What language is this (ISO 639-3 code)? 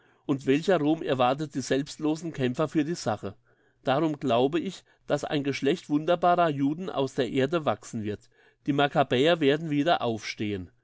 deu